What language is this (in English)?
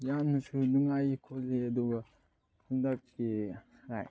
Manipuri